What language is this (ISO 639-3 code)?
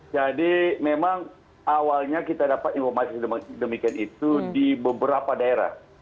ind